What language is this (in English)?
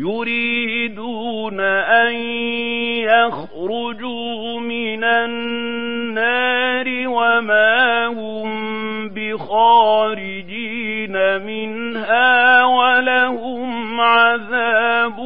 Arabic